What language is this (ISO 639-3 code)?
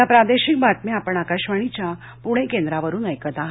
mar